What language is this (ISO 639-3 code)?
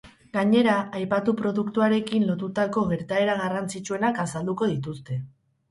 eus